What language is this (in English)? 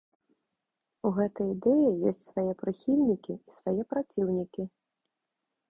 Belarusian